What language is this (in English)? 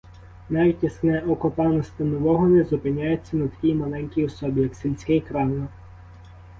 Ukrainian